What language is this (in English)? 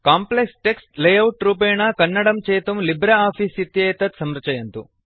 Sanskrit